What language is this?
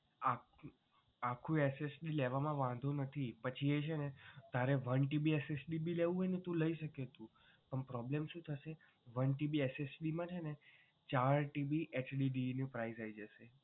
Gujarati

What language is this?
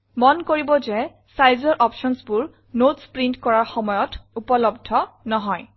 Assamese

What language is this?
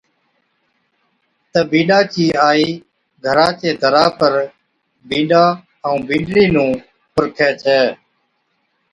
Od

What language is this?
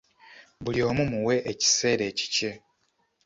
Ganda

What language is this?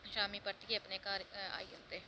Dogri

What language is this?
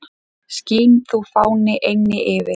Icelandic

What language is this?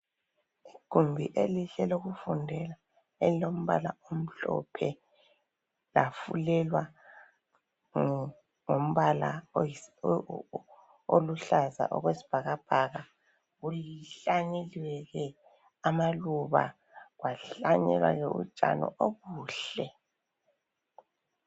North Ndebele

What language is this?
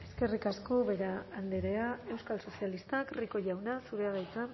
Basque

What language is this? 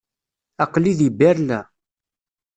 Kabyle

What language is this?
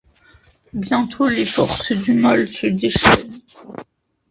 French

